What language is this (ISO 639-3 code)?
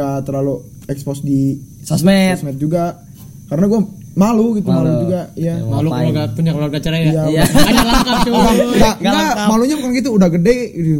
ind